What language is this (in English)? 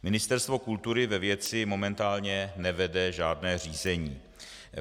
Czech